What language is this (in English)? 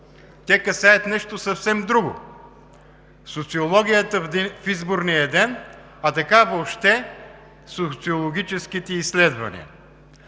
Bulgarian